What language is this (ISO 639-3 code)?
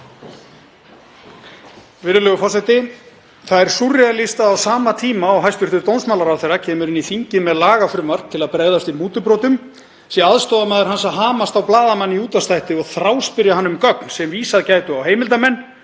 isl